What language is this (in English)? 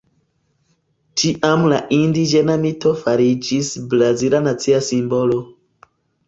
Esperanto